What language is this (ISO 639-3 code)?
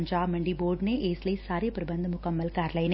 pan